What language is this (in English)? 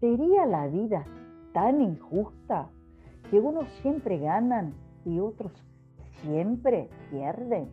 Spanish